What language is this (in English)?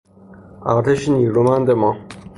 Persian